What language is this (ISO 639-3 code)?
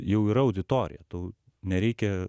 lit